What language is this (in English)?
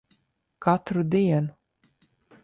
Latvian